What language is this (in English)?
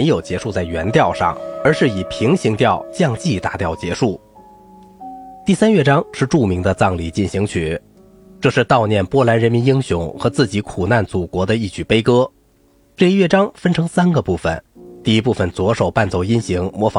Chinese